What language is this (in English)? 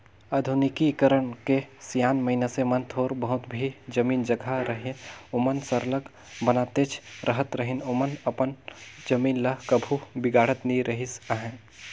Chhattisgarhi